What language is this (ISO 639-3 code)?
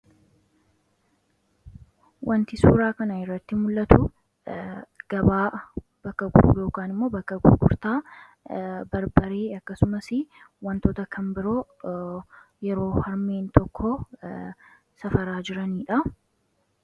orm